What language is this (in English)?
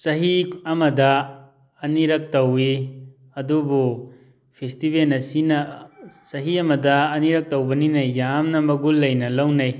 Manipuri